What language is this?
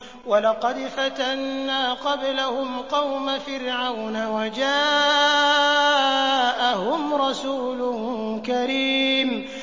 Arabic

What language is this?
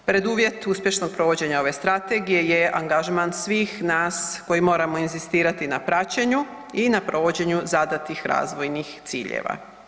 Croatian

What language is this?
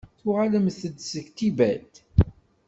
Kabyle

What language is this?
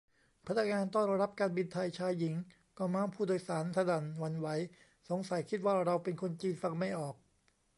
Thai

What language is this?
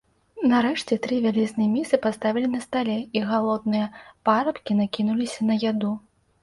Belarusian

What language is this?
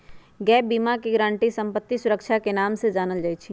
Magahi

